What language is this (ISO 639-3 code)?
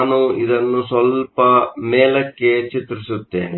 kan